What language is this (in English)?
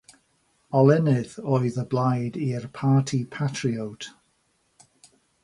Welsh